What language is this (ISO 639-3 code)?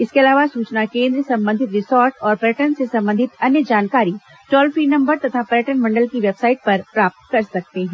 hin